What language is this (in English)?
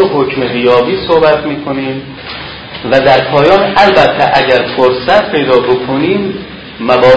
Persian